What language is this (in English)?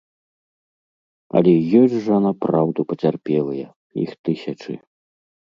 Belarusian